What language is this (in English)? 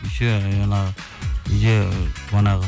Kazakh